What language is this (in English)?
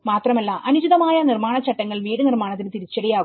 Malayalam